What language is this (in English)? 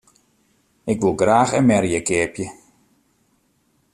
Western Frisian